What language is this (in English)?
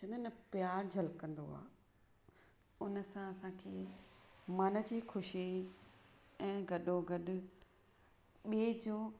Sindhi